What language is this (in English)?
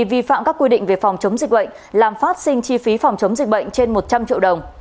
Vietnamese